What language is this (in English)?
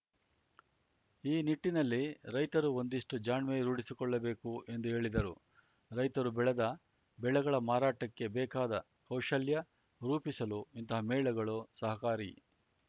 Kannada